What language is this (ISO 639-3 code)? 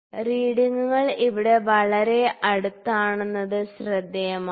mal